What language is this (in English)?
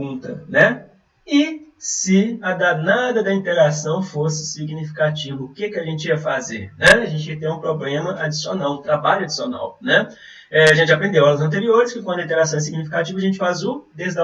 Portuguese